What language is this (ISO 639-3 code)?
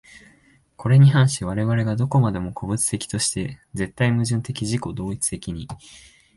jpn